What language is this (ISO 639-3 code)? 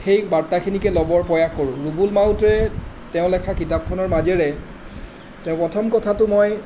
asm